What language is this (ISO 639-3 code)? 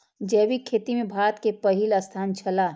mai